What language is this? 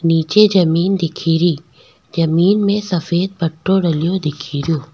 Rajasthani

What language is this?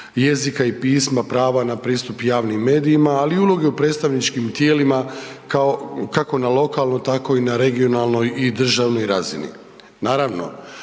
Croatian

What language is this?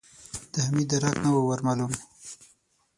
Pashto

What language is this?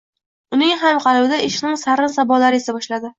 Uzbek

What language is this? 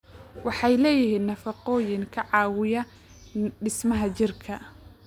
Somali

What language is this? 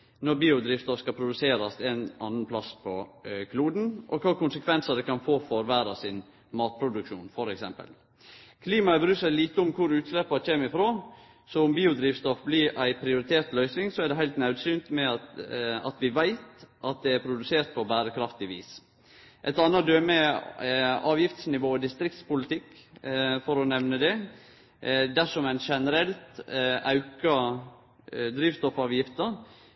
Norwegian Nynorsk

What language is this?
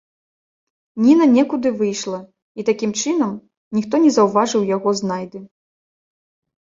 Belarusian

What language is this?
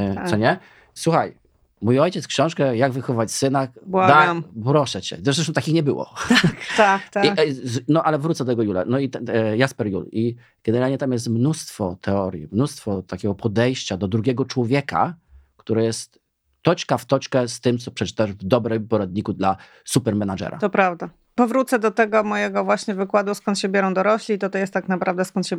Polish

